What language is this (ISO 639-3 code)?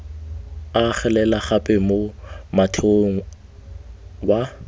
tsn